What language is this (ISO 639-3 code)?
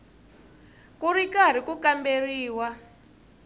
tso